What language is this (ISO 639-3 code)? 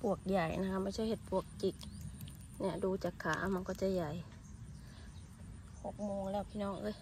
tha